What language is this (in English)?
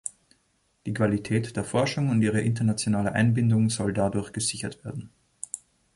German